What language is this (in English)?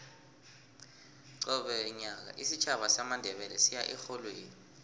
South Ndebele